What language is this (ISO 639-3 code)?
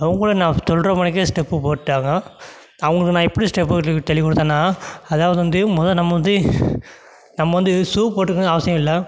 tam